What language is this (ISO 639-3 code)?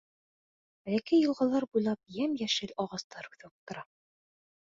bak